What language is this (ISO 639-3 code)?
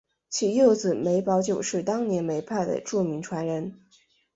zho